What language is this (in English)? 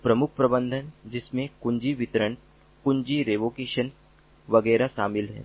Hindi